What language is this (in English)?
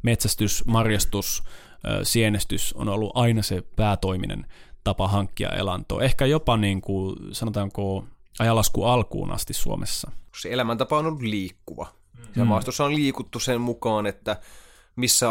Finnish